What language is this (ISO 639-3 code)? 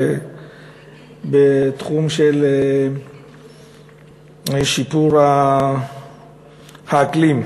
heb